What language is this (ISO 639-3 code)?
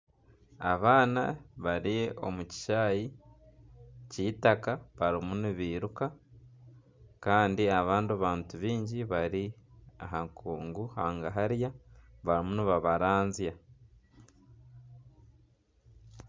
nyn